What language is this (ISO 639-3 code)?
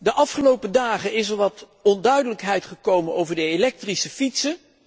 nld